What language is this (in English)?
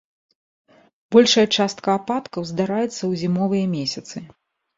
Belarusian